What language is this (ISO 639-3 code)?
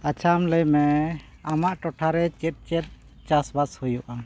sat